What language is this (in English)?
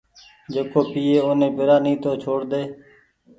Goaria